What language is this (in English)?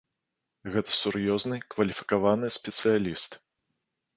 Belarusian